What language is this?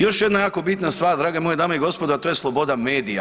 Croatian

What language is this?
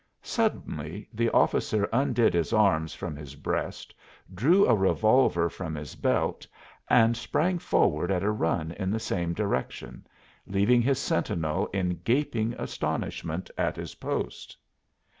English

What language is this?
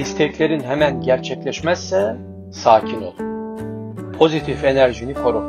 Turkish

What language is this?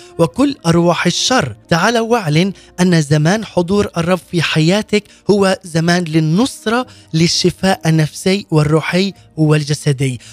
Arabic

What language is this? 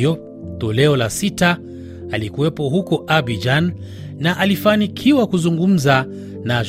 Swahili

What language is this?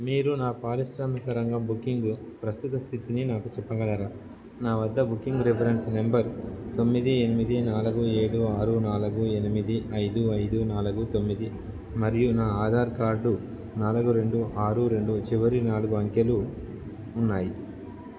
Telugu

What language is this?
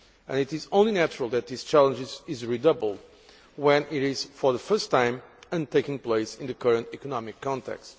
English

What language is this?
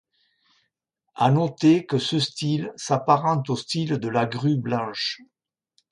French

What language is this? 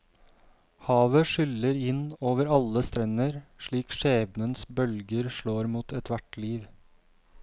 Norwegian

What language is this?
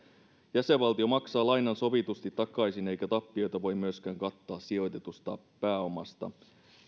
Finnish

